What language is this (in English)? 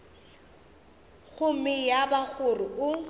Northern Sotho